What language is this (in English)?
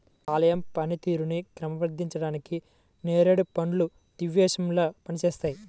Telugu